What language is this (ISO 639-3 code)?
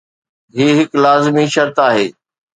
snd